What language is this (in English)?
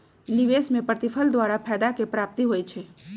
Magahi